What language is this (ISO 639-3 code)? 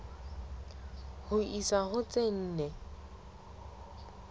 sot